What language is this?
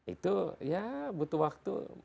Indonesian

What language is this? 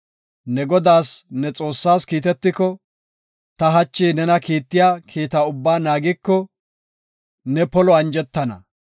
Gofa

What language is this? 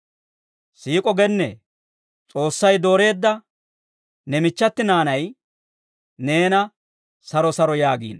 Dawro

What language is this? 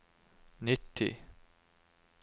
Norwegian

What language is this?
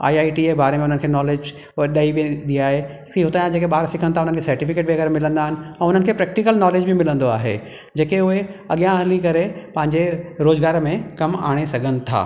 Sindhi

